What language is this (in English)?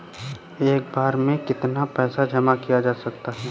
Hindi